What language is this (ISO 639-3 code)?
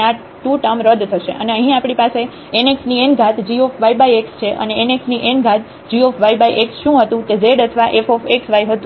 guj